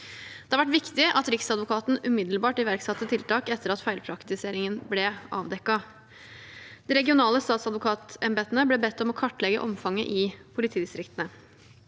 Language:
Norwegian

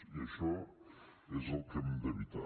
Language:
Catalan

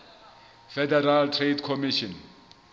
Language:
Southern Sotho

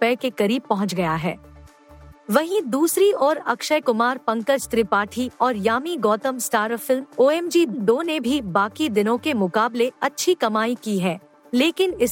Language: Hindi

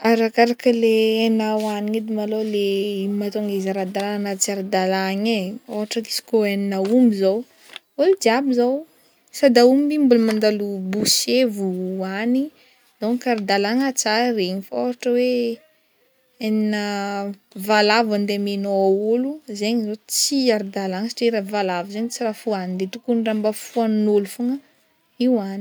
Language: Northern Betsimisaraka Malagasy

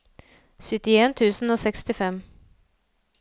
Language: Norwegian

